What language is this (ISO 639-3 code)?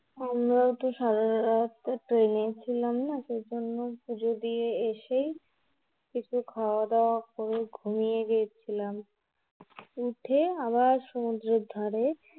ben